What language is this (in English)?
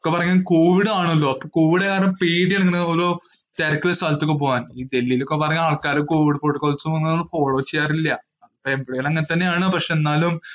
Malayalam